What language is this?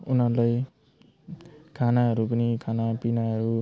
Nepali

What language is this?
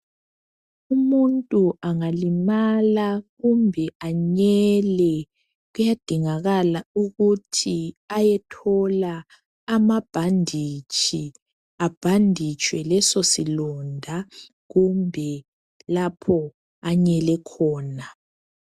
North Ndebele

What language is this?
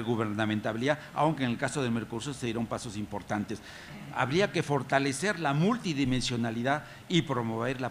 Spanish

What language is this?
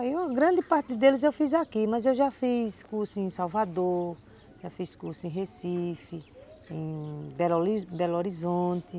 Portuguese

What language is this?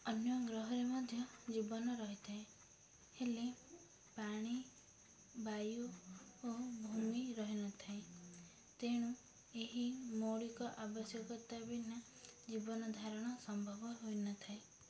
Odia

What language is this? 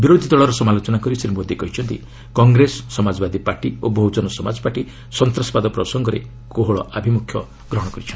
Odia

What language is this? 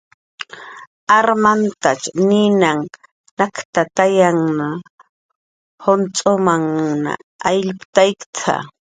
Jaqaru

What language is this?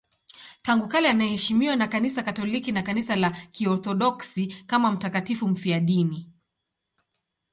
Swahili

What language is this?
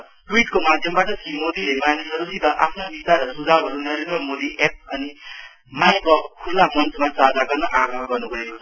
Nepali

